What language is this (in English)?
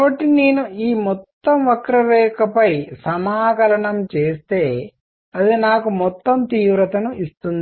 Telugu